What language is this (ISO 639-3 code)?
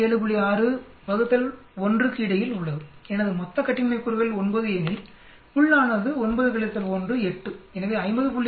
tam